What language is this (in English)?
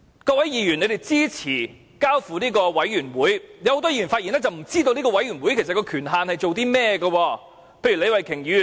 Cantonese